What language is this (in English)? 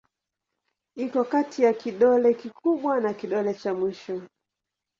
Swahili